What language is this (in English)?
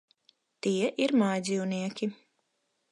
Latvian